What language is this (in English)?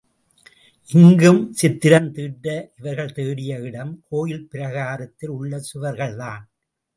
Tamil